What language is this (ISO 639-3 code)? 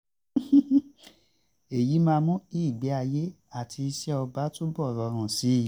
yor